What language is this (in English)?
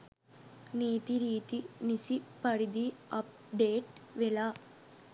Sinhala